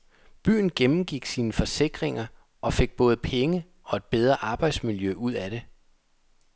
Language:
Danish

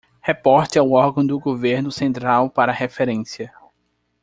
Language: Portuguese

